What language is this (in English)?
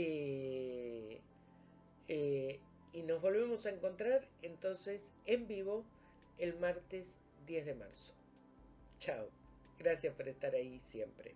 Spanish